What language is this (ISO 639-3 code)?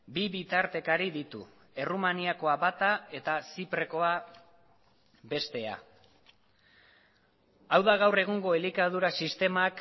eus